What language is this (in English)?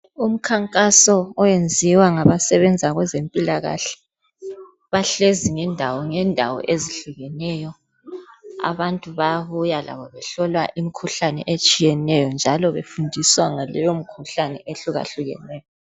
North Ndebele